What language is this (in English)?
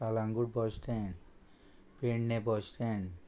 Konkani